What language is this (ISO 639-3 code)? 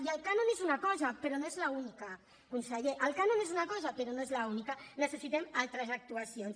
cat